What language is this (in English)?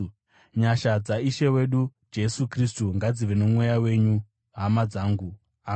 Shona